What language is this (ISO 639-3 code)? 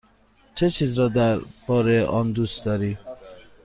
fas